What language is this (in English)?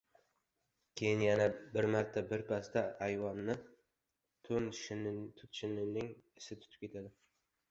Uzbek